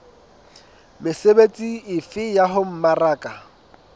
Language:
Southern Sotho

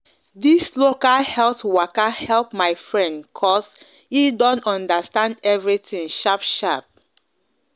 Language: Nigerian Pidgin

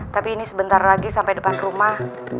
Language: Indonesian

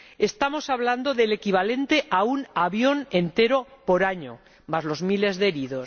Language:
Spanish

